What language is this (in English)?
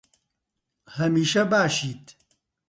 Central Kurdish